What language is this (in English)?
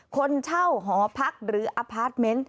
Thai